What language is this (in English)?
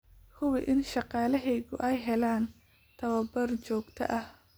Somali